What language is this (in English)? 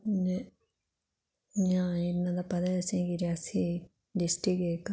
Dogri